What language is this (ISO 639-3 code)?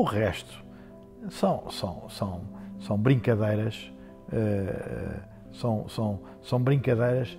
por